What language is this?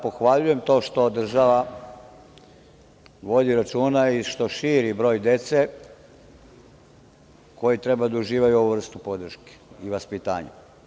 Serbian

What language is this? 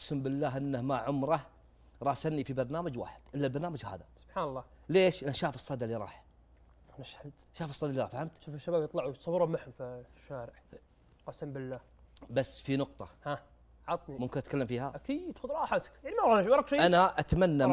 Arabic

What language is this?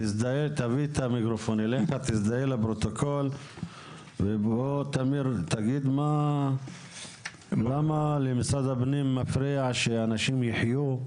Hebrew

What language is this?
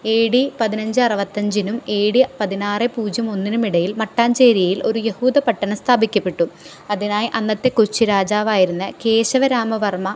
Malayalam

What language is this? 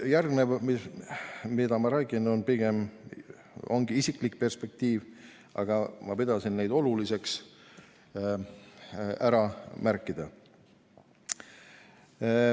Estonian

